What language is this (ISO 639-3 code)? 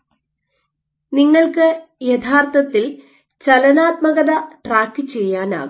mal